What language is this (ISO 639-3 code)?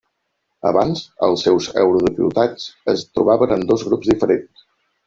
cat